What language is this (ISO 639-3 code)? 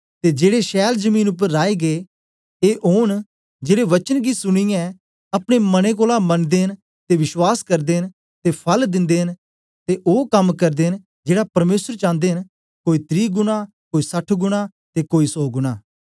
doi